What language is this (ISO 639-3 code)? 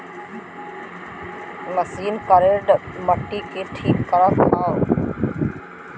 bho